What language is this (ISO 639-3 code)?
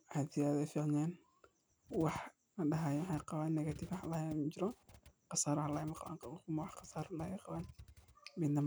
som